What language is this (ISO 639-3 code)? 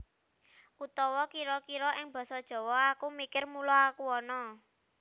jav